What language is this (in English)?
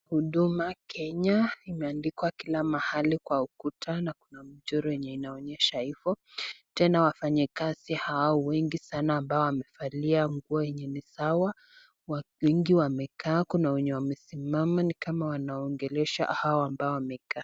Swahili